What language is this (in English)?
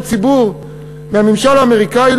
Hebrew